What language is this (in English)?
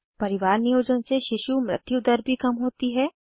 Hindi